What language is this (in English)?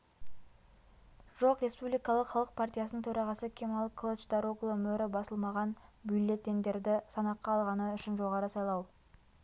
Kazakh